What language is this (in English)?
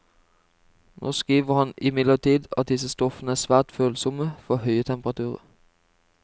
Norwegian